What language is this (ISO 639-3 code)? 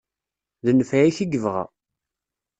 kab